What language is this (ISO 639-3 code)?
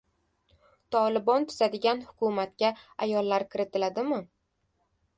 uzb